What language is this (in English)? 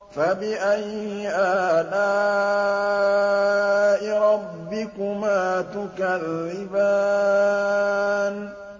Arabic